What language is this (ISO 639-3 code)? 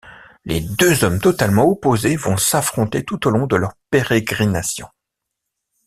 fra